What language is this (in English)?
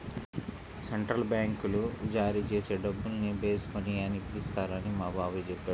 Telugu